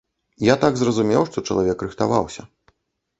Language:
Belarusian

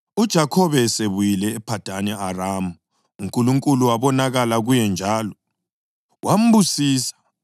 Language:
North Ndebele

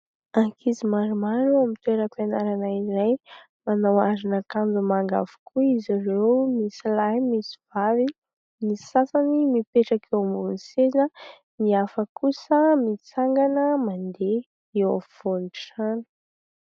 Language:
Malagasy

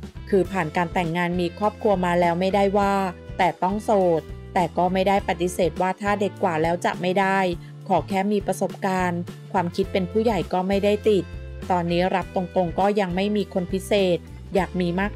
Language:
Thai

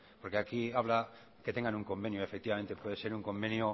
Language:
Spanish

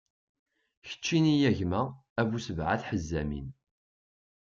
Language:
Kabyle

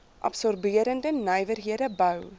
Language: Afrikaans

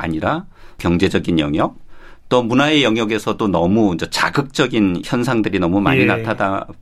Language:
Korean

